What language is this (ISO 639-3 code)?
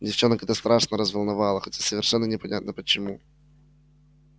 rus